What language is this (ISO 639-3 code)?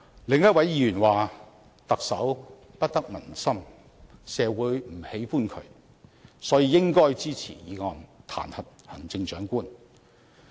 yue